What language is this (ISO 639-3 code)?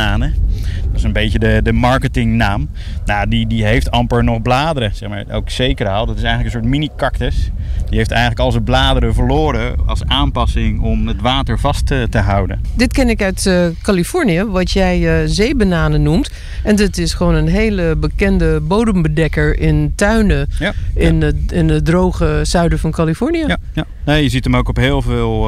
nld